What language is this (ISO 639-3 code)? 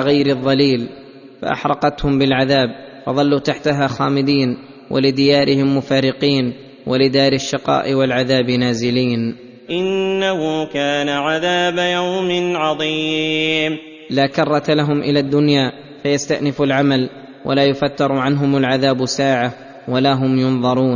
ara